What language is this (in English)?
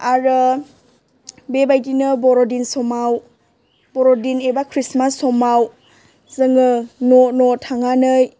Bodo